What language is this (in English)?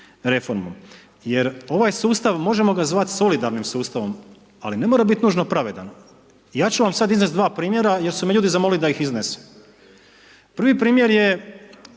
Croatian